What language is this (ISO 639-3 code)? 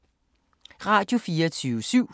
dan